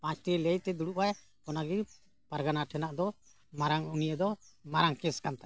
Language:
Santali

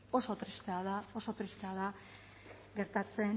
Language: Basque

